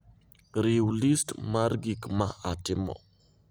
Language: Luo (Kenya and Tanzania)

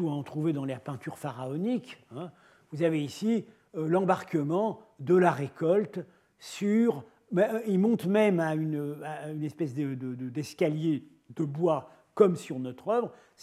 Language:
French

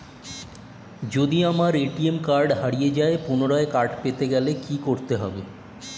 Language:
Bangla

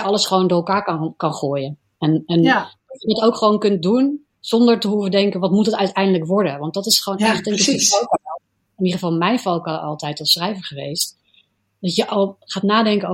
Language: Dutch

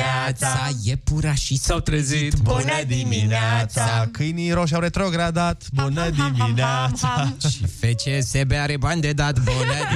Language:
Romanian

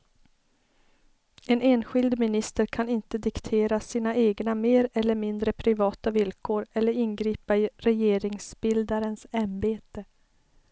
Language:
Swedish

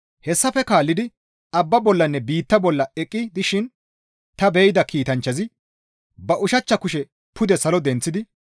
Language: Gamo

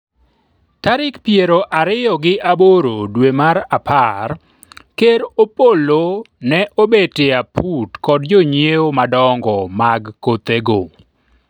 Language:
Luo (Kenya and Tanzania)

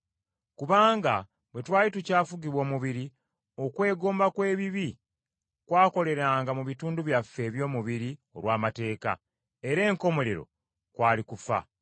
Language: Ganda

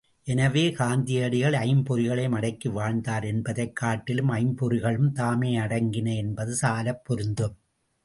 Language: Tamil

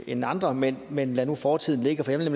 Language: Danish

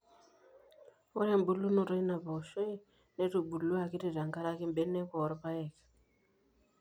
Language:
Masai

